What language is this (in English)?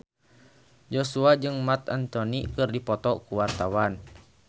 Sundanese